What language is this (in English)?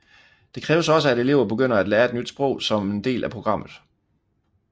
Danish